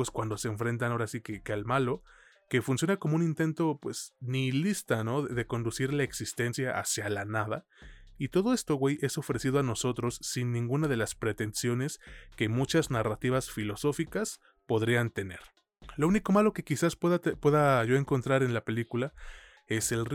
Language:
Spanish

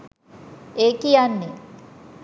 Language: Sinhala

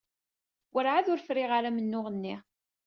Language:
Kabyle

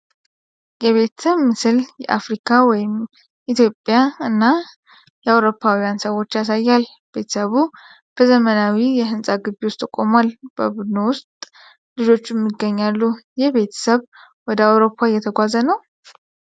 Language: Amharic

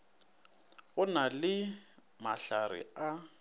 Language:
Northern Sotho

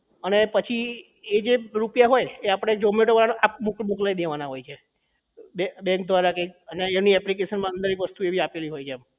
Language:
Gujarati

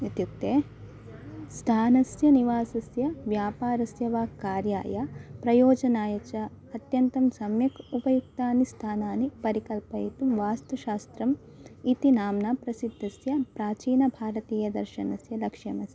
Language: Sanskrit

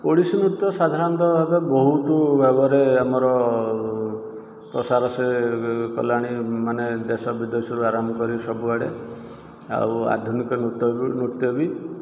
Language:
Odia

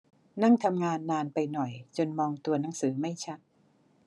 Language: Thai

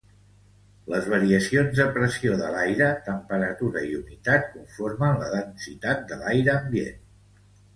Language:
Catalan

